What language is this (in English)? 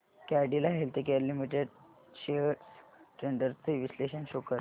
Marathi